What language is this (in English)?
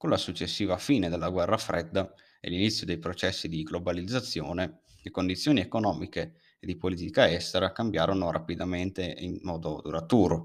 Italian